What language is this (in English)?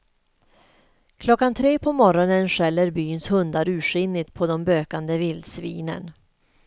Swedish